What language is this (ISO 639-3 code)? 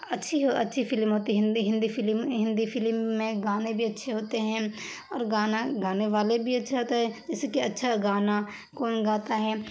urd